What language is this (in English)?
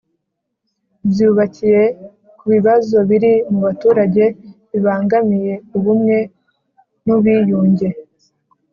Kinyarwanda